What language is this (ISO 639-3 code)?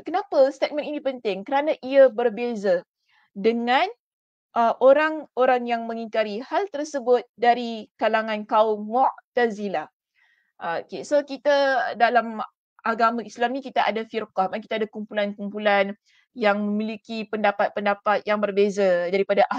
msa